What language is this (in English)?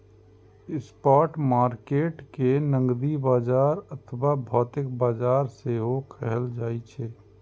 Maithili